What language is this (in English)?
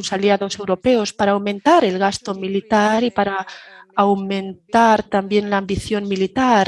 Spanish